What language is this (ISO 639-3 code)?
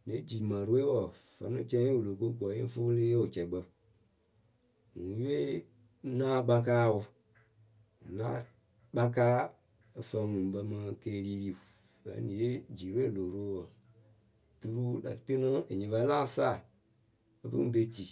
keu